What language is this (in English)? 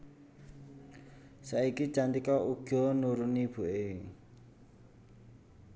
Javanese